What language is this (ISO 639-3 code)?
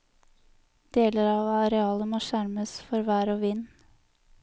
nor